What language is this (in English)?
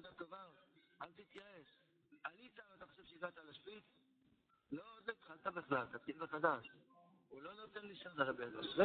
Hebrew